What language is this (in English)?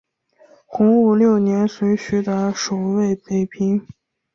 Chinese